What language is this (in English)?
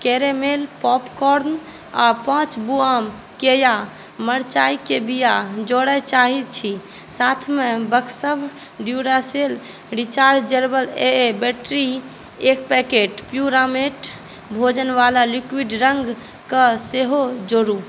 Maithili